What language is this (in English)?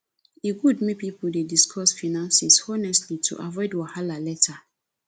Nigerian Pidgin